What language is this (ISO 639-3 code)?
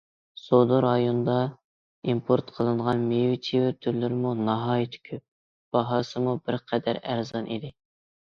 uig